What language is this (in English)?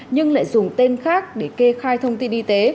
Vietnamese